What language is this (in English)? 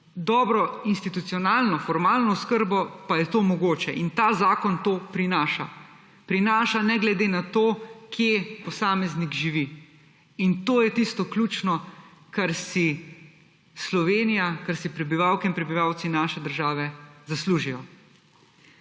Slovenian